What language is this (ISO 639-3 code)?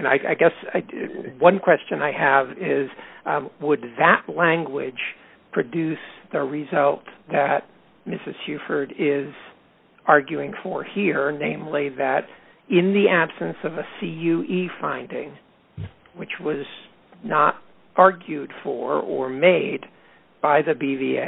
eng